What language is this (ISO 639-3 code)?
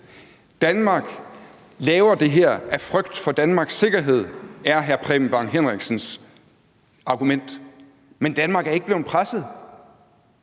dan